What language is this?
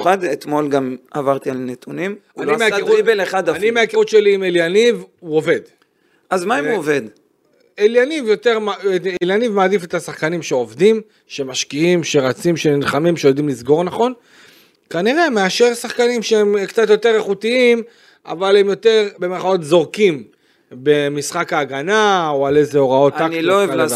Hebrew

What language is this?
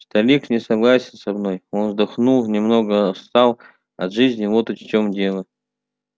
Russian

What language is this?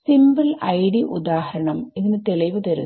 Malayalam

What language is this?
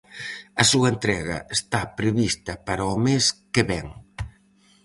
Galician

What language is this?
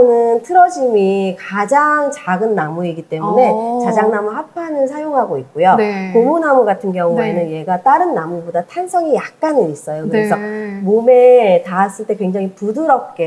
Korean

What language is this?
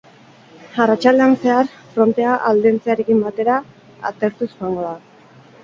Basque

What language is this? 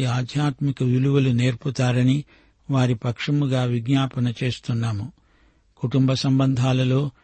Telugu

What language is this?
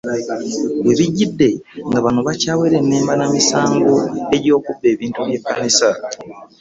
Ganda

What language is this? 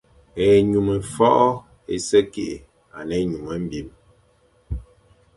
Fang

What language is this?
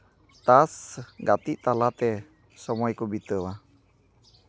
Santali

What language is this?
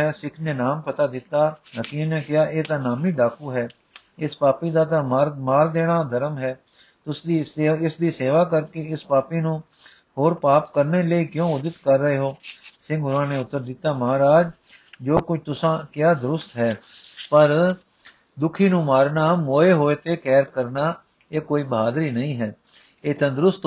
Punjabi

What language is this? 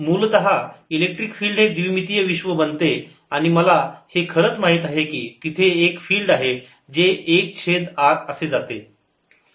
Marathi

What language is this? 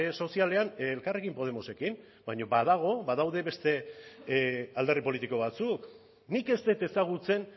Basque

